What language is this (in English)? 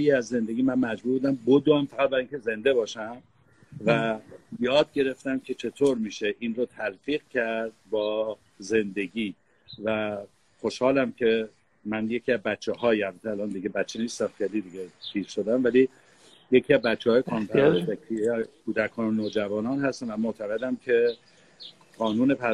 Persian